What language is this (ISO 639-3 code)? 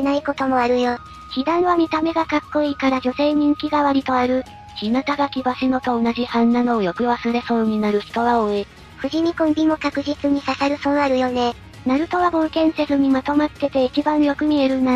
jpn